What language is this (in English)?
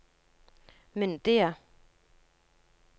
Norwegian